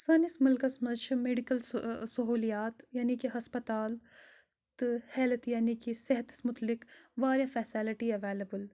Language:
Kashmiri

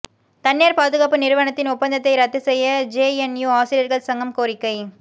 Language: Tamil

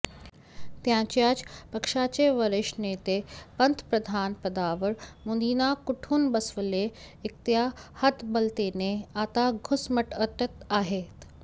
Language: Marathi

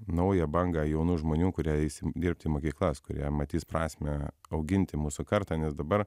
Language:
Lithuanian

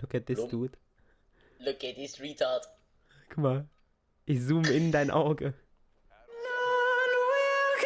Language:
German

